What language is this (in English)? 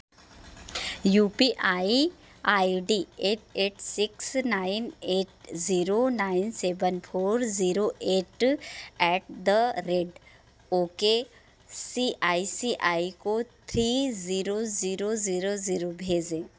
Hindi